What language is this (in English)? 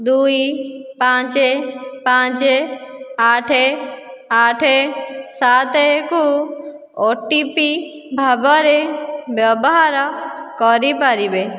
Odia